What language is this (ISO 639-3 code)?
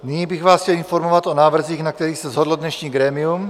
ces